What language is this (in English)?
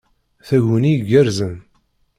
Kabyle